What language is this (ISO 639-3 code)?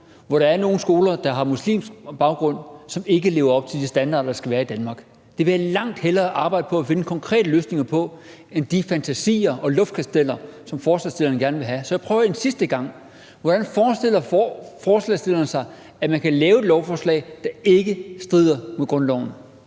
dan